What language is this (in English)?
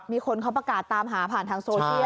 Thai